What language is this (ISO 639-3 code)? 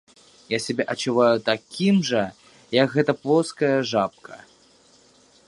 bel